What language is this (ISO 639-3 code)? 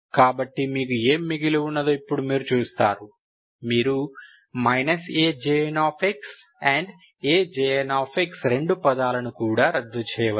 tel